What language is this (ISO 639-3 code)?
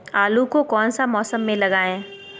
mag